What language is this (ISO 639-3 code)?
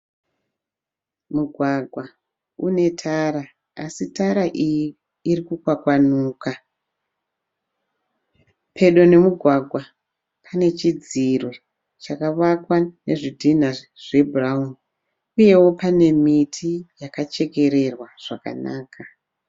sna